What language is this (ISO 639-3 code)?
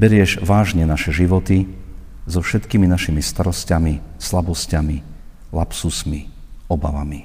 slk